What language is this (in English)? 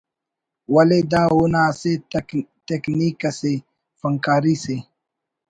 Brahui